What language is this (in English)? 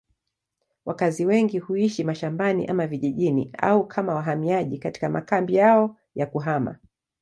Swahili